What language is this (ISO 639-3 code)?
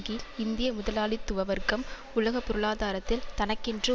tam